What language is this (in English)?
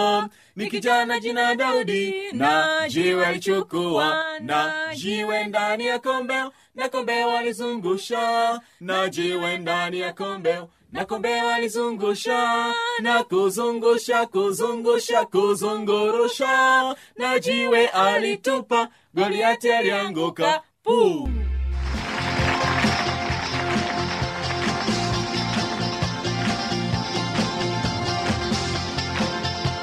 Swahili